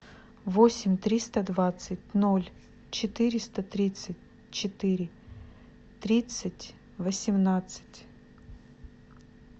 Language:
Russian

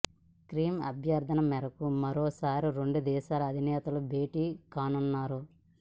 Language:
Telugu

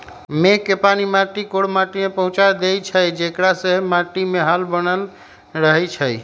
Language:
Magahi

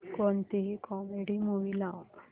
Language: Marathi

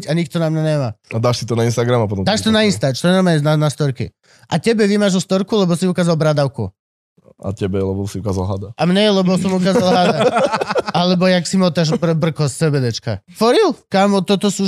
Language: Slovak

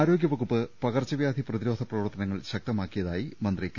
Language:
Malayalam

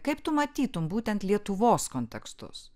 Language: Lithuanian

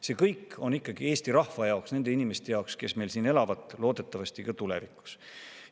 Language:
Estonian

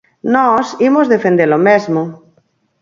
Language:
Galician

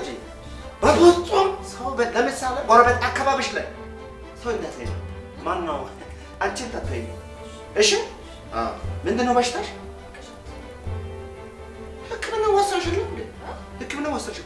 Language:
Amharic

